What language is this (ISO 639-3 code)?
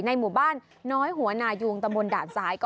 tha